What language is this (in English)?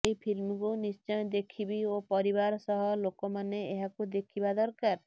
Odia